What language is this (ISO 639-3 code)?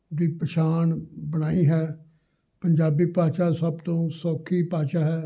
pan